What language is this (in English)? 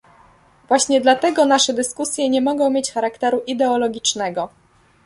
Polish